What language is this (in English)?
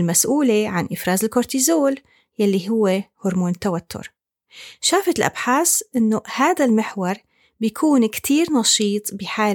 Arabic